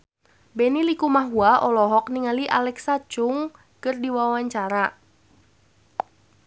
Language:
Sundanese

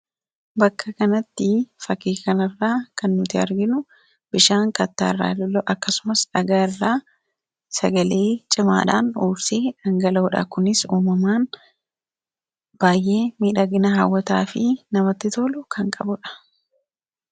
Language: Oromo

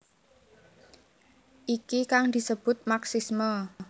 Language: Javanese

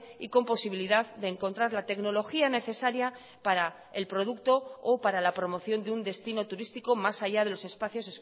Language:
Spanish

